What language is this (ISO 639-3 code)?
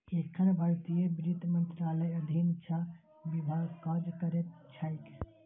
mai